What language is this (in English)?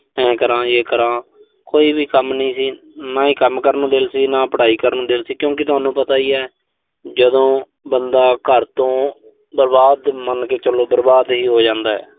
Punjabi